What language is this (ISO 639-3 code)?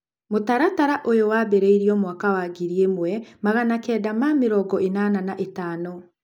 kik